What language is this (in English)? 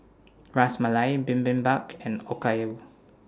English